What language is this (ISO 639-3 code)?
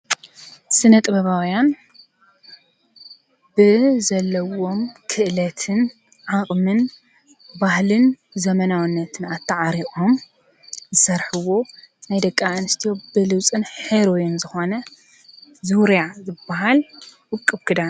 tir